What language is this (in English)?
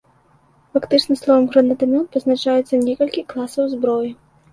Belarusian